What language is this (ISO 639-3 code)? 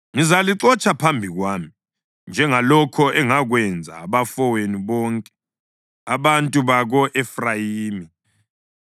nde